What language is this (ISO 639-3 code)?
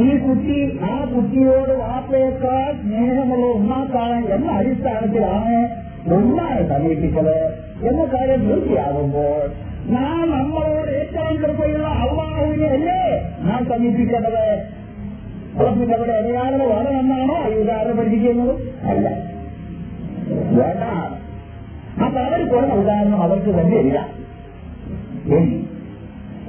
mal